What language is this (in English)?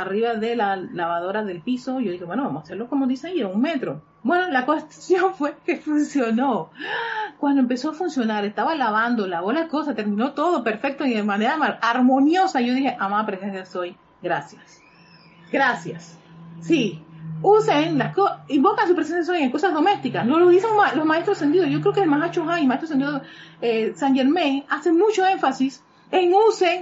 Spanish